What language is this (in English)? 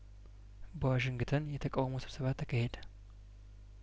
Amharic